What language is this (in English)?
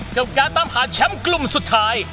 Thai